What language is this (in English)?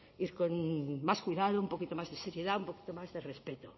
Spanish